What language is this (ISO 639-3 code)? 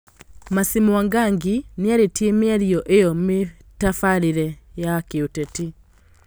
kik